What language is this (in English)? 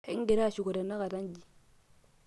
Masai